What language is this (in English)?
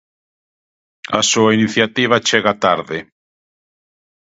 Galician